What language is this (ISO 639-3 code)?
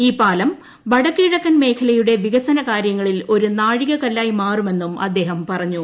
mal